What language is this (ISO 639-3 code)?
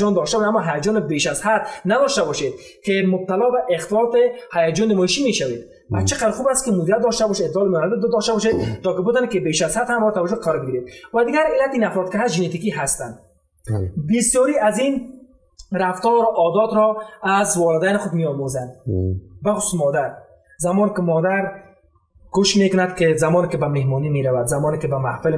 fas